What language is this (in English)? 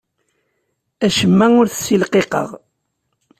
Kabyle